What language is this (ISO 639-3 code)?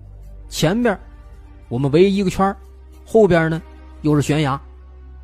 zho